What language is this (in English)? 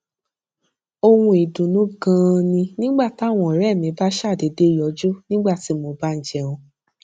Yoruba